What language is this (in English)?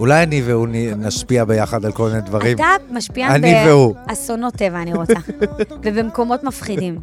Hebrew